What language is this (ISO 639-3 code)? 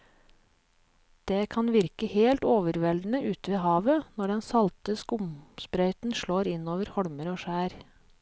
nor